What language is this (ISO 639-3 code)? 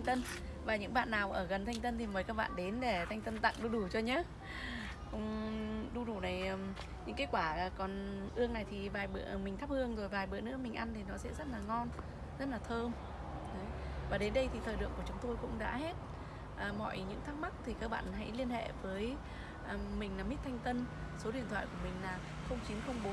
vie